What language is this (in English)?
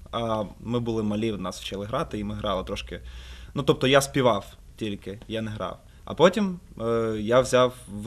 Russian